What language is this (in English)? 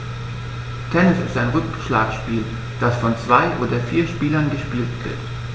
German